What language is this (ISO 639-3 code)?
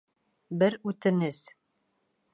bak